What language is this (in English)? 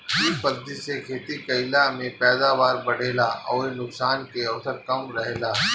Bhojpuri